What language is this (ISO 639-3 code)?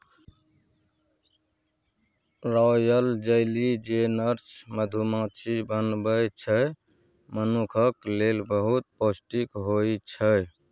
mai